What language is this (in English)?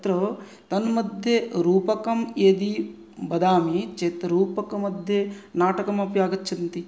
Sanskrit